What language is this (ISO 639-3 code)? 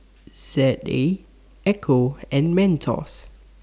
eng